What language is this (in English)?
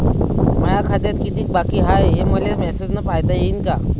Marathi